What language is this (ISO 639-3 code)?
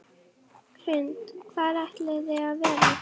isl